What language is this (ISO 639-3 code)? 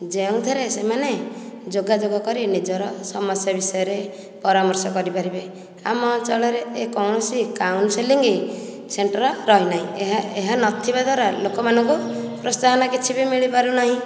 ori